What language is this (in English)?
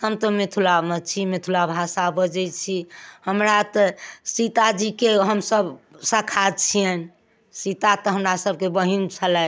Maithili